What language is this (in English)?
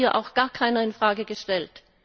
German